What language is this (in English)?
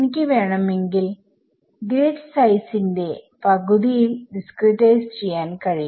Malayalam